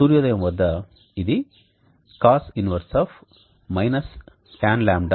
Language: Telugu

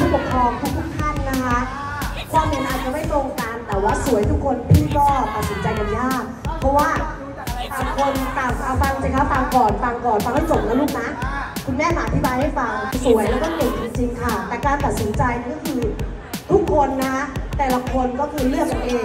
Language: Thai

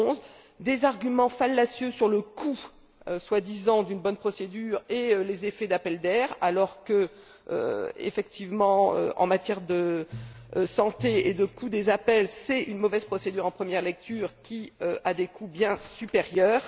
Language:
French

